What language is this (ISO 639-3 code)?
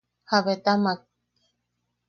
yaq